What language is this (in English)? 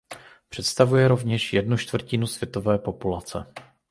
Czech